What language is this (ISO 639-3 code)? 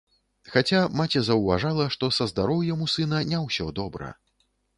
bel